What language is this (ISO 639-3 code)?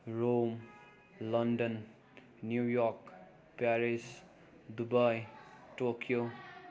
nep